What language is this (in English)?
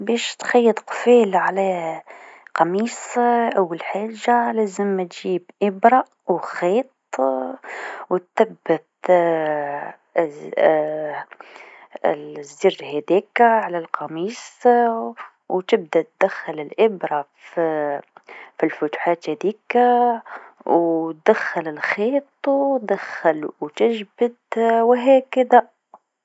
Tunisian Arabic